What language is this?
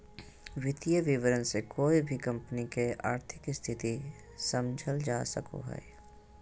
Magahi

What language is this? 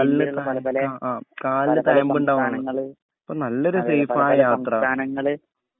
Malayalam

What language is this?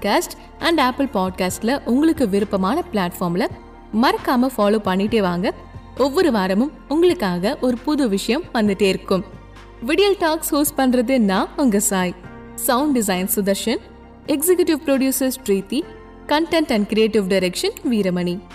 Tamil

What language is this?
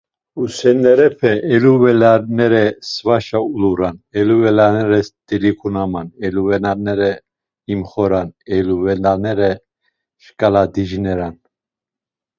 Laz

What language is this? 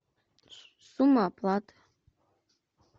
Russian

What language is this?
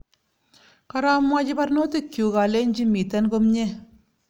Kalenjin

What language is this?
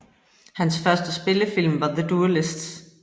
Danish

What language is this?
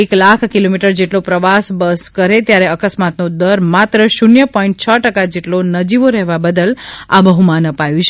Gujarati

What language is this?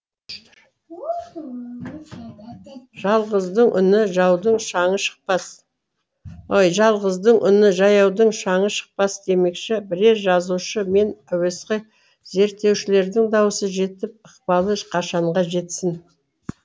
Kazakh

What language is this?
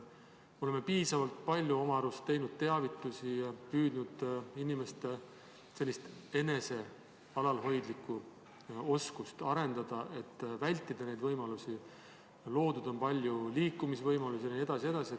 Estonian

